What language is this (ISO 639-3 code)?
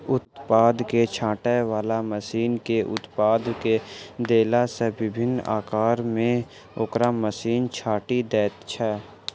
mai